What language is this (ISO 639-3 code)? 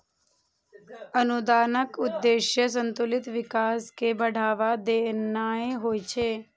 mai